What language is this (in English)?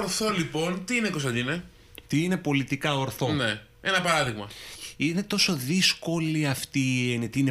Greek